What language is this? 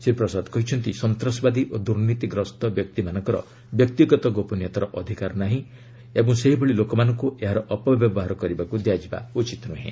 Odia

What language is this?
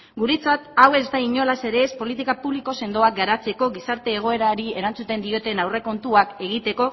Basque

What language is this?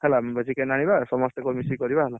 Odia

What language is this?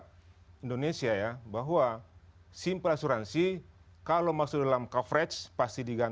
Indonesian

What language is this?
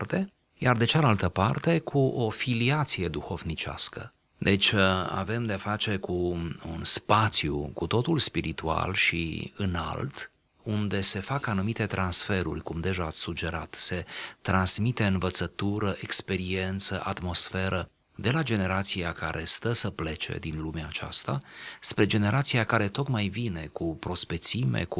Romanian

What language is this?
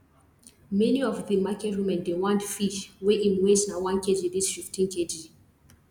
Nigerian Pidgin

